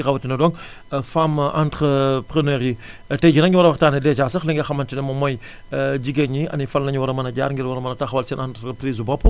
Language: Wolof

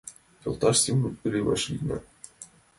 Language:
Mari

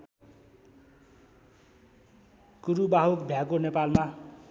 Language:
Nepali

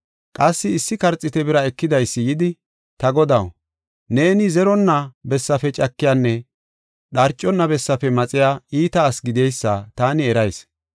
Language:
Gofa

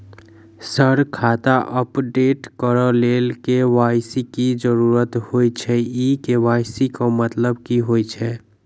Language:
Maithili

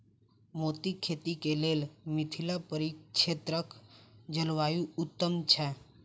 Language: Maithili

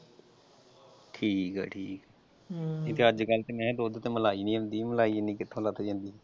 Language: Punjabi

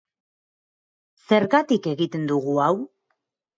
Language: Basque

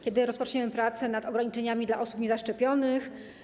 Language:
Polish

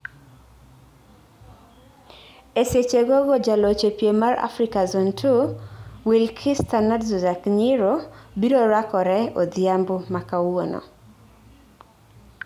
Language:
Luo (Kenya and Tanzania)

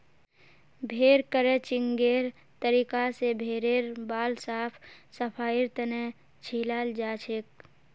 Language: Magahi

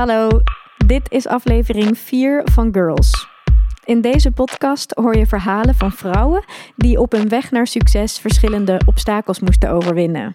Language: Dutch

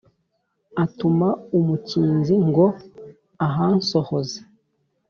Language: Kinyarwanda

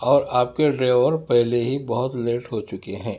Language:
Urdu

